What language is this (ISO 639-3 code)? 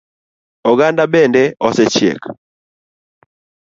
luo